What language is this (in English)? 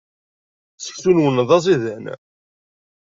Kabyle